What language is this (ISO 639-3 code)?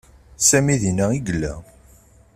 kab